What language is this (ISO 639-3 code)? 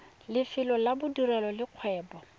tsn